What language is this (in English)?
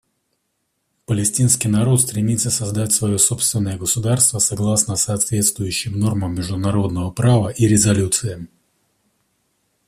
Russian